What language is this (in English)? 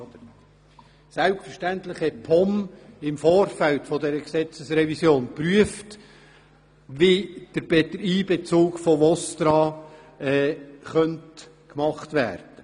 Swiss German